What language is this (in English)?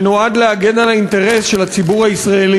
Hebrew